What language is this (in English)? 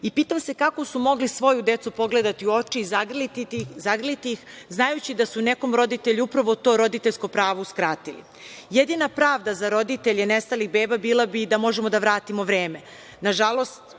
Serbian